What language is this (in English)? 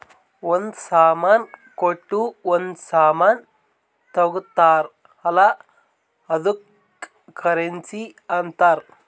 Kannada